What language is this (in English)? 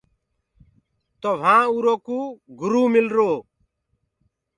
Gurgula